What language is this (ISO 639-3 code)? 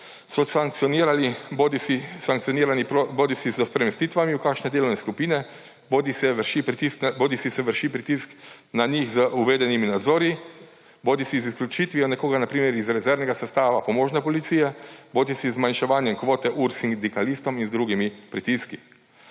slv